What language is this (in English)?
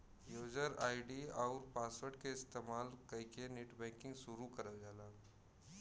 Bhojpuri